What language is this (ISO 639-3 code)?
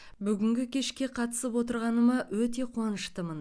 kaz